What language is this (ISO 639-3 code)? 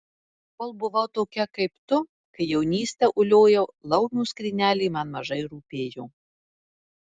lit